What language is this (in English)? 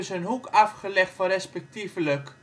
Dutch